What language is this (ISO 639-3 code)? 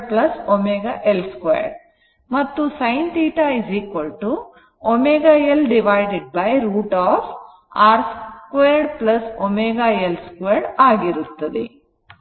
kan